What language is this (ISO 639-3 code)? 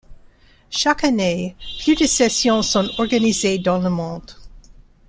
fra